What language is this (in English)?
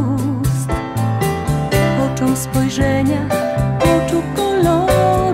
Polish